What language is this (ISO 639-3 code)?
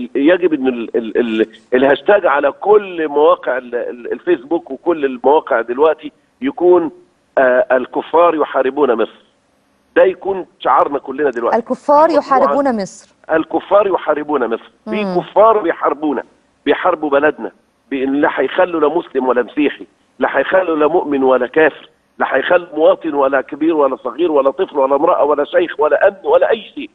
ara